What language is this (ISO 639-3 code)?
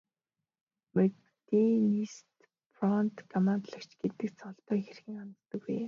mon